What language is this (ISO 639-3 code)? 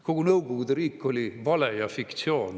est